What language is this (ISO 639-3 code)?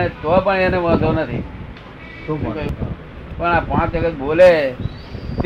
guj